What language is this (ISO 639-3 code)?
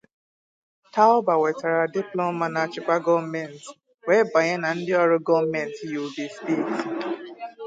ibo